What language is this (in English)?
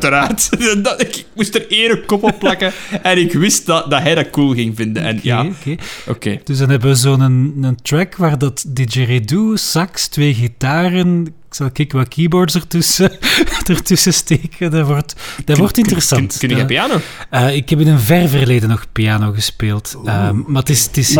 Dutch